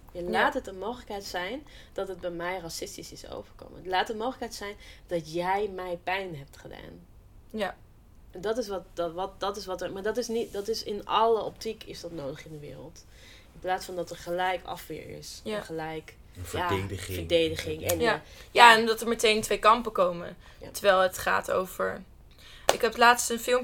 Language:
Dutch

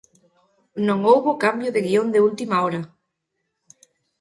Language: Galician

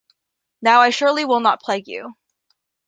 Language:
English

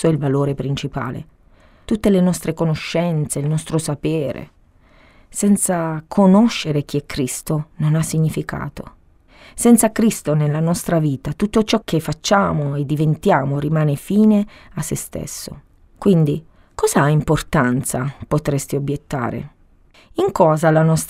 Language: Italian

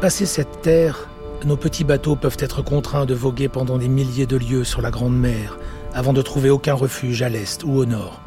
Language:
French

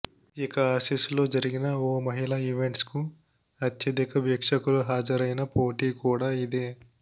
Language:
Telugu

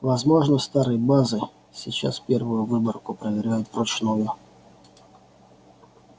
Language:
Russian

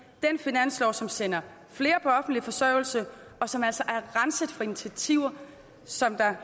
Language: Danish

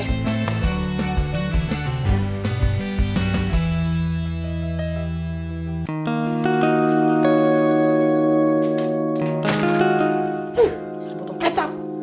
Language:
Indonesian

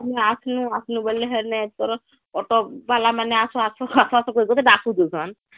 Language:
Odia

